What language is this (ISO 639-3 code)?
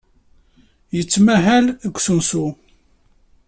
kab